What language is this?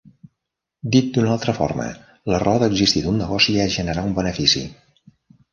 Catalan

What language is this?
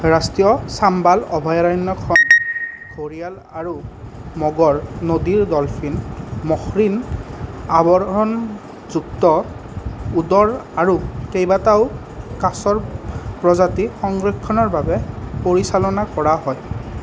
Assamese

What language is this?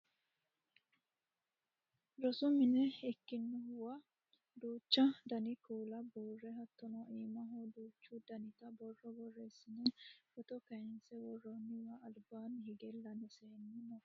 Sidamo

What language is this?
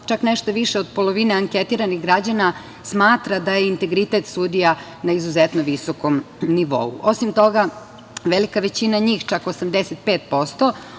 Serbian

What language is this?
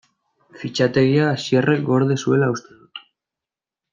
Basque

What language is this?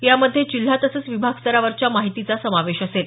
Marathi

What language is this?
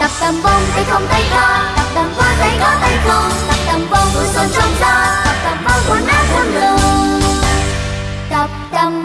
Vietnamese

